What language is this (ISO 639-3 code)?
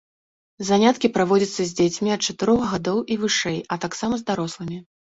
bel